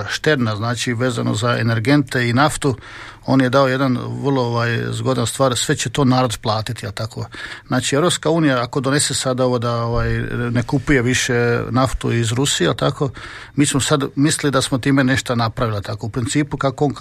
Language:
Croatian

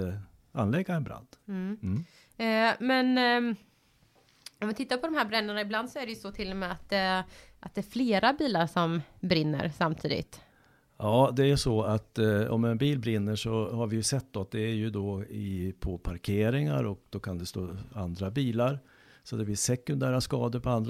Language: Swedish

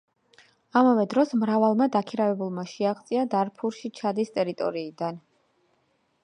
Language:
Georgian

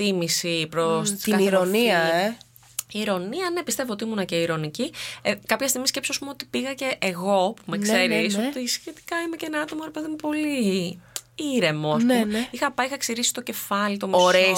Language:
Greek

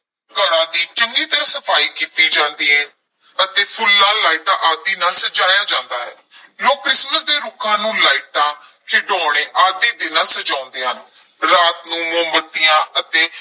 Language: Punjabi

